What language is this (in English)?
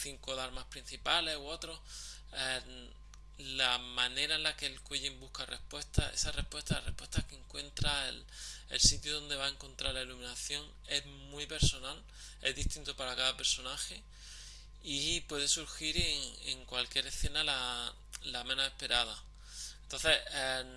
Spanish